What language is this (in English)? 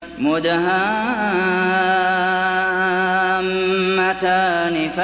Arabic